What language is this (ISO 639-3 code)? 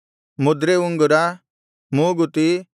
kan